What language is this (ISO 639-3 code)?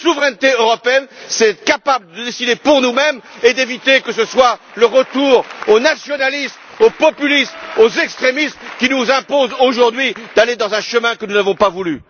fra